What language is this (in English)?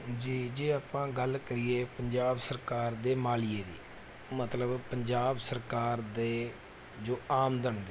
Punjabi